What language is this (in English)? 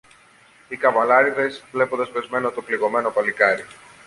Greek